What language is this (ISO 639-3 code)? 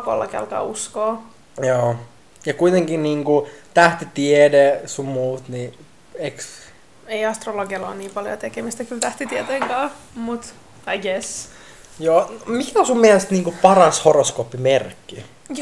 fin